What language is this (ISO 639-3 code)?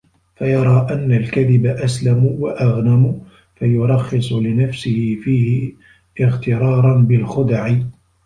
ara